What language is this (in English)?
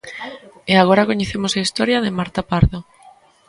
Galician